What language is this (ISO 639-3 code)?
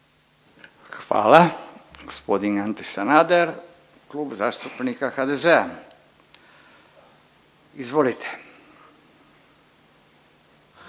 hrv